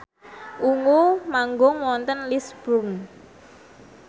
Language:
Javanese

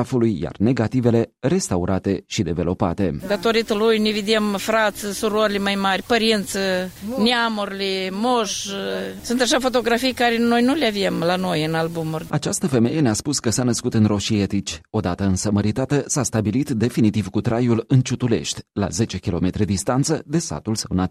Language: Romanian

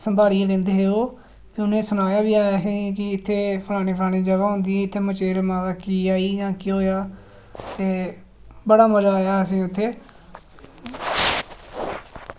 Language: Dogri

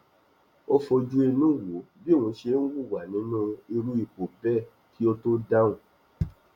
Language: Yoruba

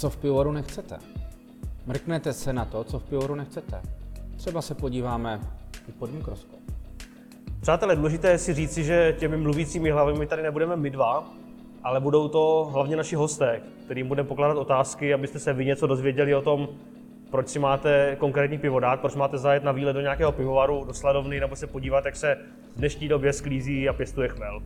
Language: Czech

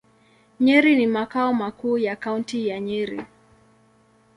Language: Swahili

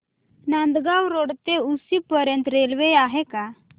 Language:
Marathi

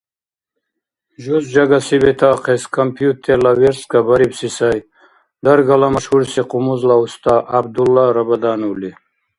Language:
Dargwa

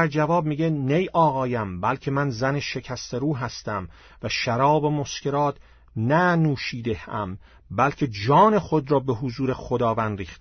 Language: Persian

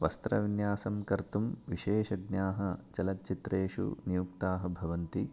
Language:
Sanskrit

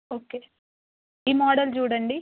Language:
Telugu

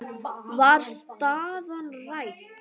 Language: Icelandic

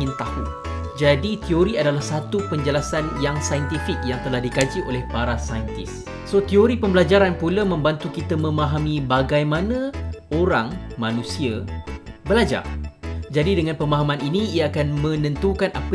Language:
Malay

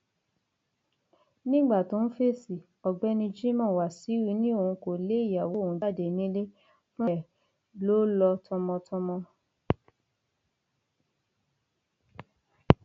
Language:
Yoruba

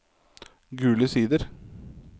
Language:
Norwegian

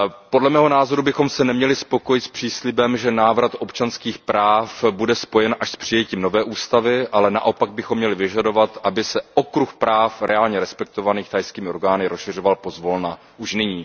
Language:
Czech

